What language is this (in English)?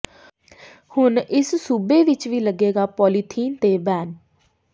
Punjabi